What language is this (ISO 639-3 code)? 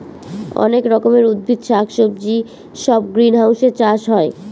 ben